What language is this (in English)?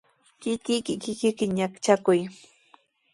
Sihuas Ancash Quechua